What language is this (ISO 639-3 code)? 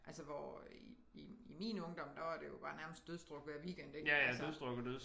dan